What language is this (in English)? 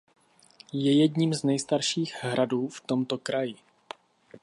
Czech